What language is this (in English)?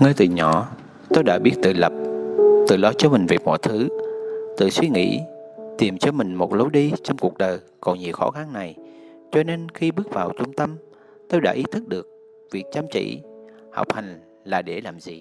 Vietnamese